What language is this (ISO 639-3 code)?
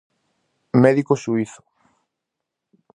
glg